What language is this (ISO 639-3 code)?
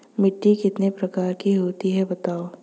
hin